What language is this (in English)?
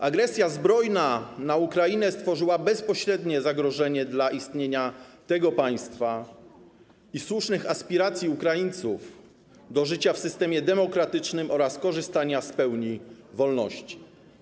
Polish